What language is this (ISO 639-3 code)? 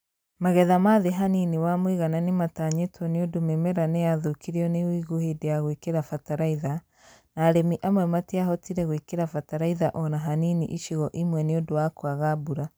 kik